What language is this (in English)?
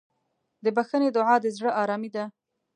Pashto